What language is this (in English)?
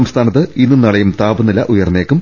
Malayalam